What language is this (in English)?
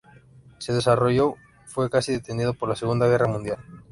Spanish